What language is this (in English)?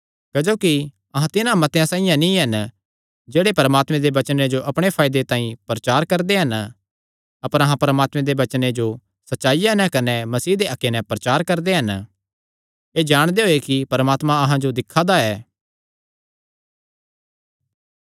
Kangri